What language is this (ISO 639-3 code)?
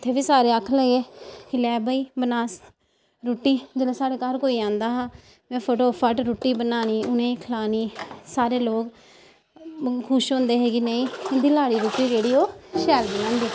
doi